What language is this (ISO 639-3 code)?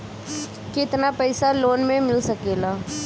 bho